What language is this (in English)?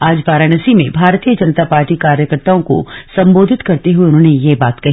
Hindi